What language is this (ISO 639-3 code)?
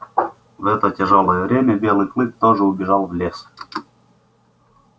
rus